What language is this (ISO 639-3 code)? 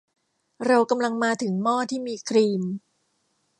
tha